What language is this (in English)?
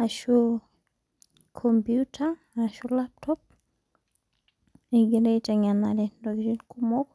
Masai